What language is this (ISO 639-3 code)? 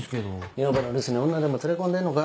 jpn